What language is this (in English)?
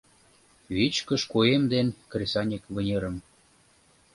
Mari